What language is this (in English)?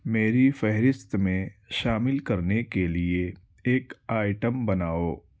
Urdu